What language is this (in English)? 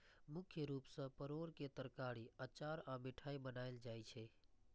Maithili